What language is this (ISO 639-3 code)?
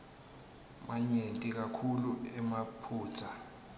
ssw